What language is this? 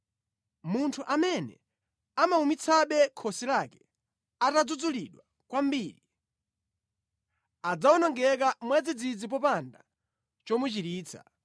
Nyanja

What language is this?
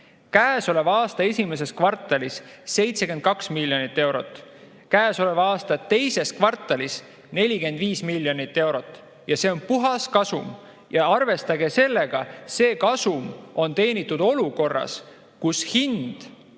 Estonian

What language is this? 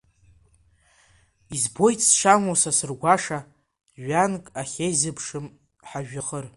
Abkhazian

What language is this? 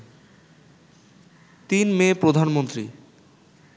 Bangla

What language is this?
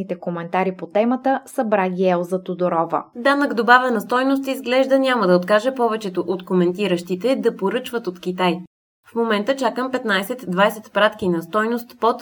Bulgarian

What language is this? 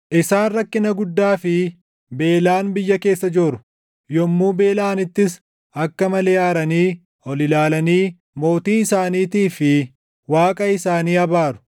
Oromo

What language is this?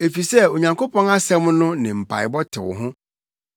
Akan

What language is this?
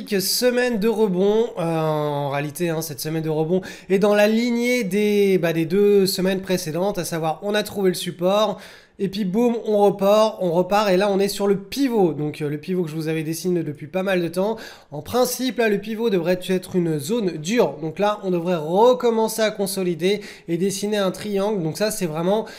French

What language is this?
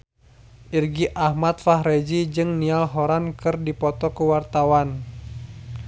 Sundanese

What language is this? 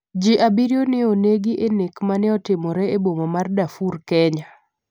Luo (Kenya and Tanzania)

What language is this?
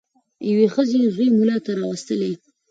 Pashto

